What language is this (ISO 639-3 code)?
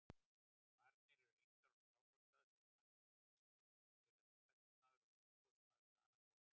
isl